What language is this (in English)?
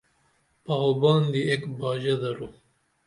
Dameli